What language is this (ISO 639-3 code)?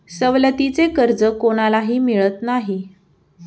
mar